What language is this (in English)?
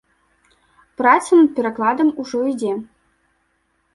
Belarusian